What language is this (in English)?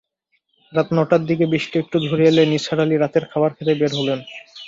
Bangla